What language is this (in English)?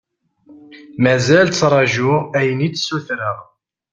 Kabyle